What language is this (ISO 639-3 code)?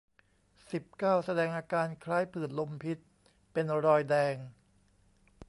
tha